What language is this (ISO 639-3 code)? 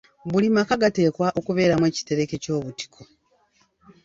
lug